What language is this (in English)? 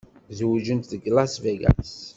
Kabyle